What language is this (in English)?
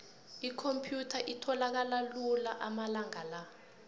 South Ndebele